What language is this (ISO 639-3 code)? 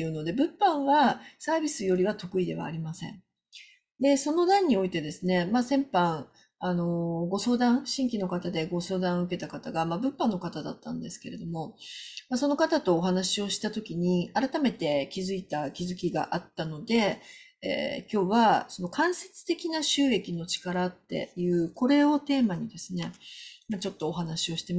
jpn